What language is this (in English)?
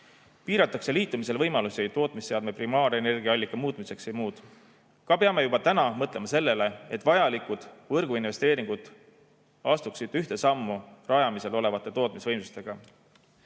Estonian